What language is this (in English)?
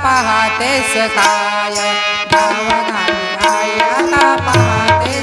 Marathi